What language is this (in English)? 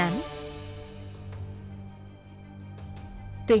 Vietnamese